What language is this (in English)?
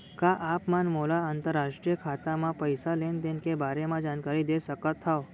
Chhattisgarhi